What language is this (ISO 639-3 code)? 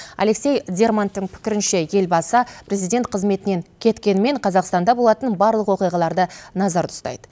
kaz